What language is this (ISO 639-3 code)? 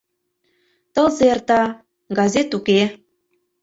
chm